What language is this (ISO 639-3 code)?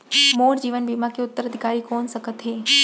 hne